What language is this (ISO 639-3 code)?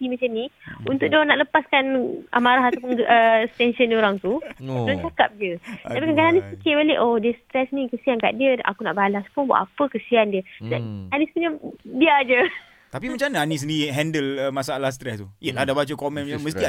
msa